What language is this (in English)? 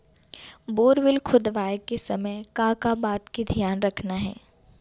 Chhattisgarhi